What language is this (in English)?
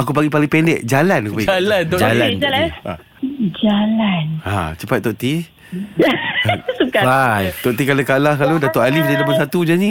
Malay